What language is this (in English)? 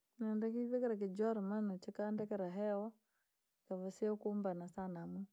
Langi